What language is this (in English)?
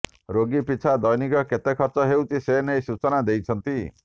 Odia